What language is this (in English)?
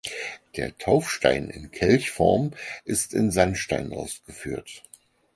German